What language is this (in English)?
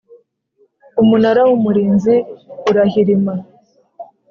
Kinyarwanda